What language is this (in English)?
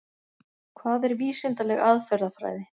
Icelandic